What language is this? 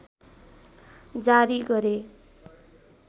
Nepali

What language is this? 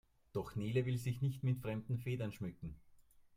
German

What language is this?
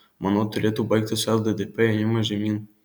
Lithuanian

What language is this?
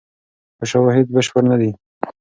Pashto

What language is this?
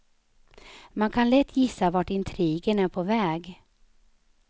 Swedish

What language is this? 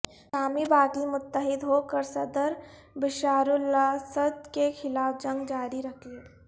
Urdu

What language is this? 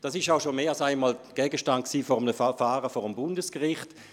Swiss German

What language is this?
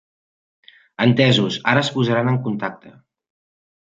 Catalan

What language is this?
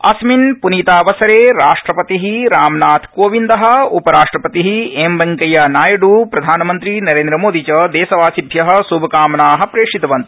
Sanskrit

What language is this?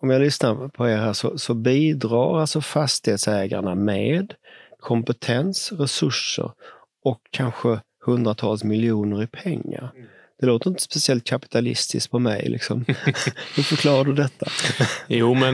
Swedish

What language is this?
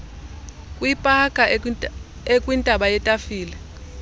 Xhosa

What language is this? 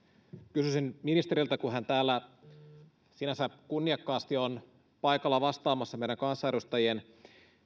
Finnish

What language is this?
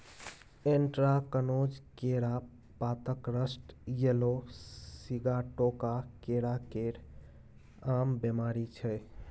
Maithili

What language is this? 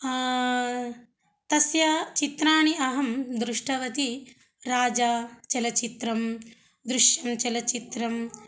Sanskrit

